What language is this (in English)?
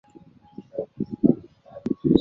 Chinese